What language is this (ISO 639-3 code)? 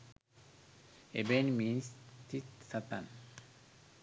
sin